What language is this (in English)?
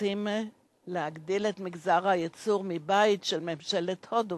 Hebrew